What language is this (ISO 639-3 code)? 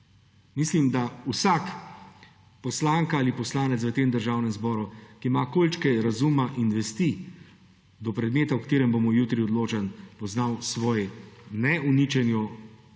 slv